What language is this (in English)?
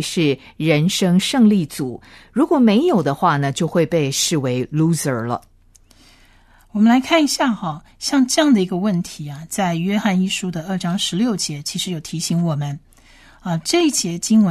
Chinese